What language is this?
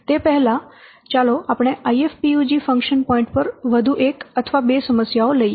Gujarati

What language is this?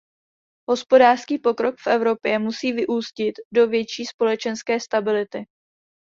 Czech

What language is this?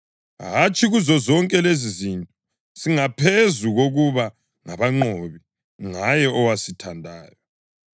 North Ndebele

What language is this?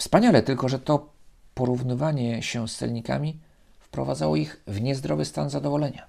Polish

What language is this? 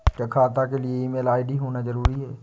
Hindi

